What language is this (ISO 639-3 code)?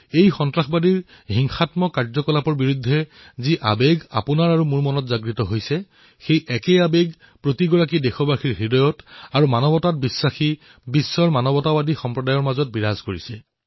asm